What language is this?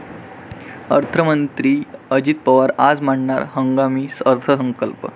Marathi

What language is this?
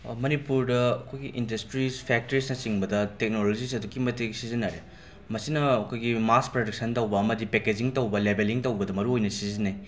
Manipuri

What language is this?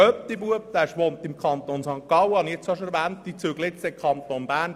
Swiss German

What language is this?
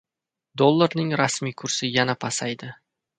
Uzbek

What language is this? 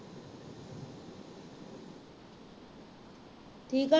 Punjabi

